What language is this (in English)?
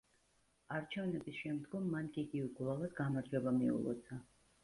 Georgian